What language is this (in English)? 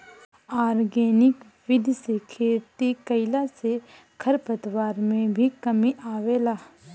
Bhojpuri